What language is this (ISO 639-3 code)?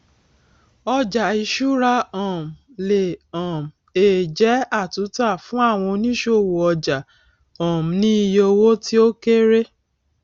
yor